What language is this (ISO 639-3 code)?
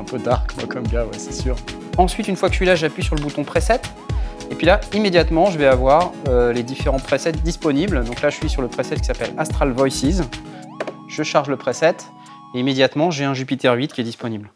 fra